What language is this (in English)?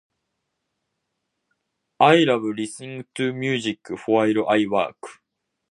Japanese